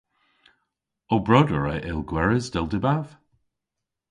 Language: Cornish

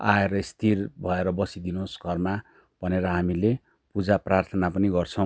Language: Nepali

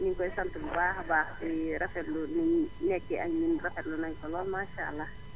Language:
Wolof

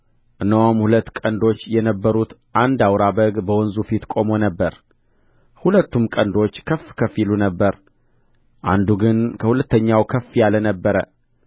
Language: Amharic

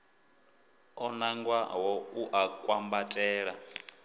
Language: Venda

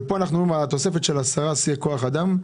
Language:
Hebrew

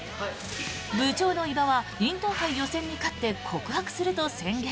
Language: Japanese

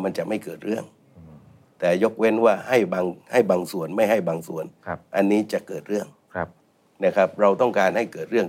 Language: Thai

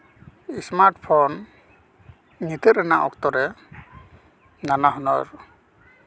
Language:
Santali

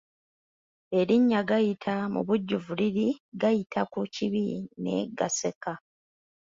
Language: Ganda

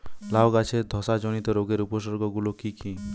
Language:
Bangla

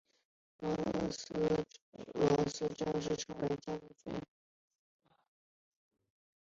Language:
Chinese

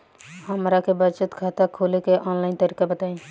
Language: Bhojpuri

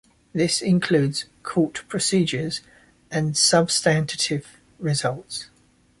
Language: English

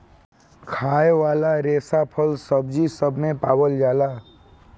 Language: Bhojpuri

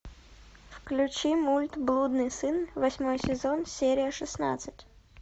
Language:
Russian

